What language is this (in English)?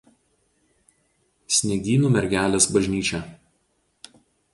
Lithuanian